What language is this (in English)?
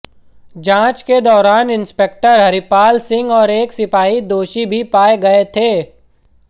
Hindi